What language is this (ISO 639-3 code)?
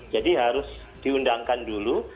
ind